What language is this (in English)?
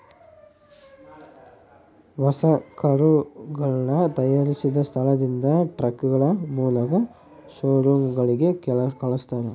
Kannada